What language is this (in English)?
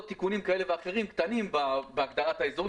Hebrew